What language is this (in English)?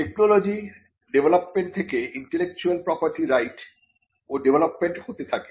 Bangla